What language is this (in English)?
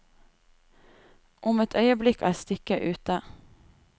Norwegian